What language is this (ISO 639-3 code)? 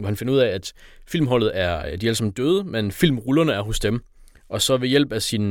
dan